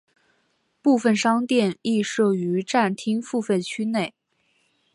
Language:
Chinese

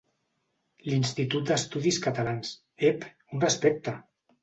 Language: Catalan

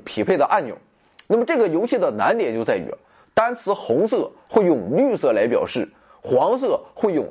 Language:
Chinese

